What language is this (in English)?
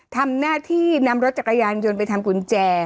Thai